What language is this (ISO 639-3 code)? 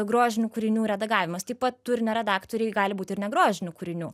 lit